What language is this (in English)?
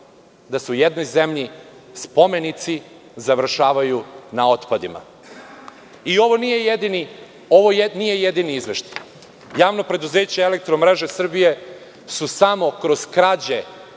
Serbian